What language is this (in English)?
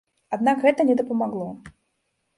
Belarusian